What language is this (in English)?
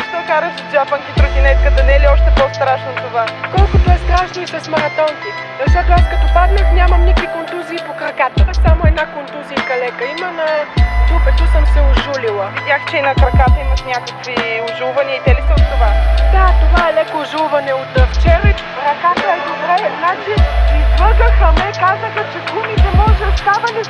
Bulgarian